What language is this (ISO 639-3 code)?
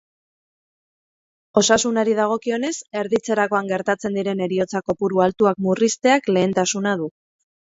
eus